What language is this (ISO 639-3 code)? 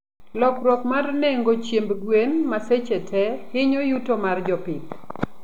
luo